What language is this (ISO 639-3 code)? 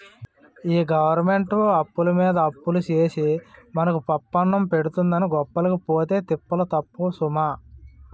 tel